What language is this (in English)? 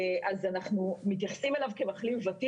Hebrew